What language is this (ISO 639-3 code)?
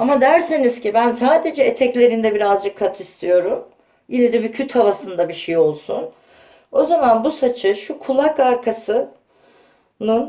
tur